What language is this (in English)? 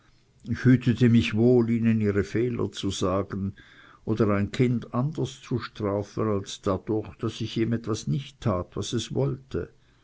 German